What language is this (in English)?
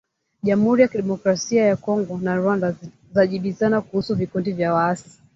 Swahili